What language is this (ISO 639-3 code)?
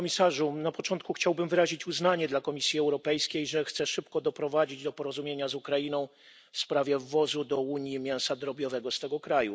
pol